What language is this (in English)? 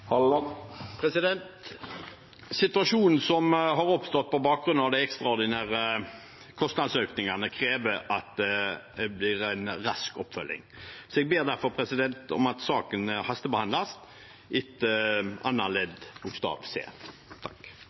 Norwegian